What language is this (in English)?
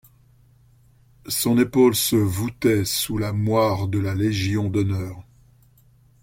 French